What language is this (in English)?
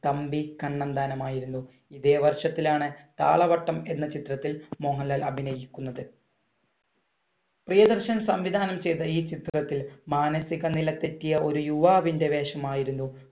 Malayalam